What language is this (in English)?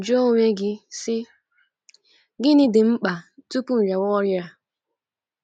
Igbo